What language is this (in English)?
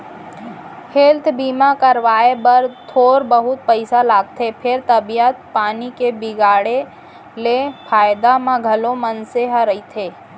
Chhattisgarhi